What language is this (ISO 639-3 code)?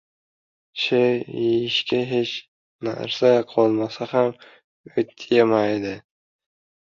uzb